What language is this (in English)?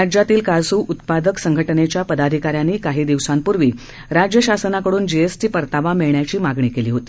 Marathi